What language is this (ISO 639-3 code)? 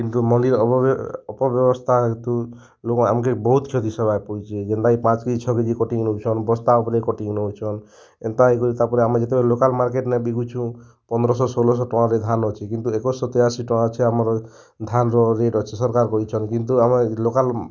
ori